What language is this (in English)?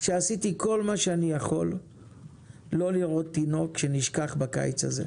Hebrew